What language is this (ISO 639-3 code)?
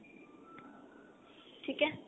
pan